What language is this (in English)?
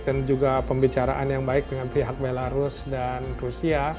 Indonesian